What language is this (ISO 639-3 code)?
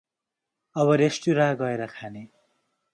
nep